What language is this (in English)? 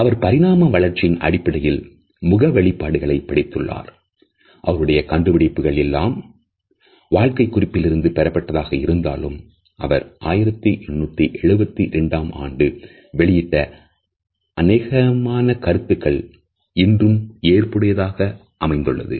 Tamil